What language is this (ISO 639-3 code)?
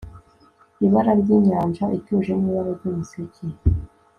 kin